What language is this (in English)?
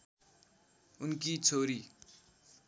Nepali